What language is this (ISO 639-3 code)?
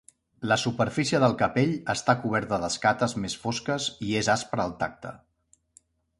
cat